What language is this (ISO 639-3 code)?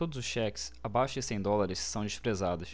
por